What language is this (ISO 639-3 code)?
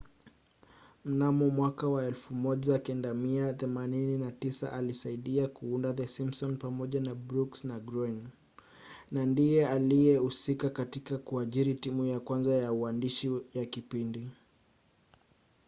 swa